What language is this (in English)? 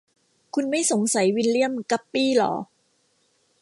Thai